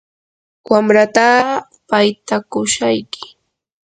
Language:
Yanahuanca Pasco Quechua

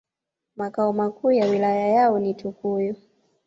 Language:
Swahili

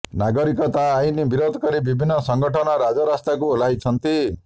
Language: Odia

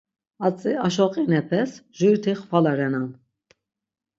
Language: Laz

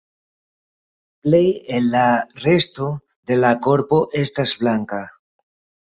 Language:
Esperanto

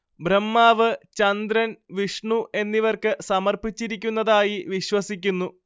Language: Malayalam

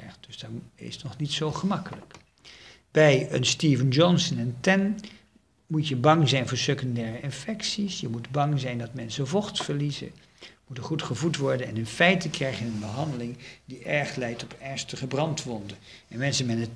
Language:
Dutch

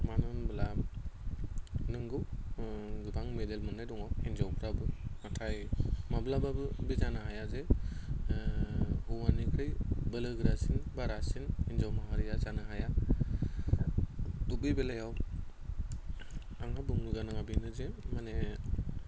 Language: Bodo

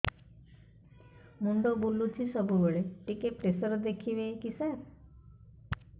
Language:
Odia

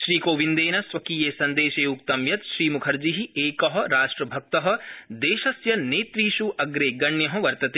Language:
Sanskrit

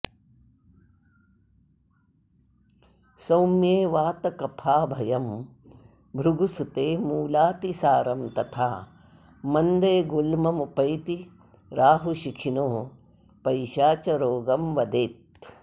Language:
Sanskrit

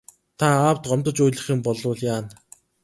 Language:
Mongolian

